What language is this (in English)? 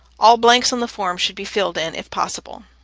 English